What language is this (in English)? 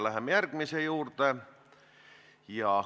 Estonian